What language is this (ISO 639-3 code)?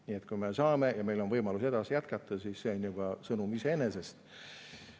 est